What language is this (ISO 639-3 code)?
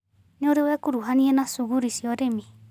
kik